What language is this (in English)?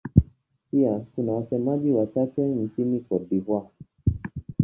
Swahili